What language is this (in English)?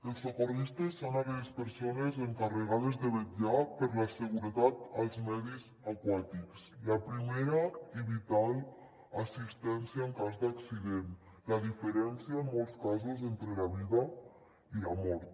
Catalan